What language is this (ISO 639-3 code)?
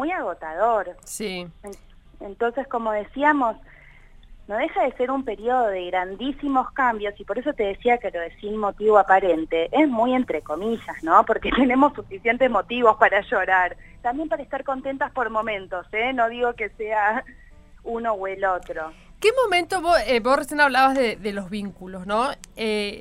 spa